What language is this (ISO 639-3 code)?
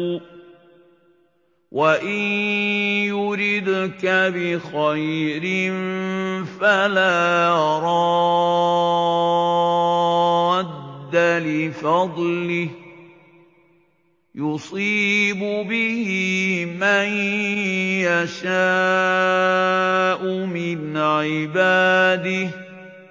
ara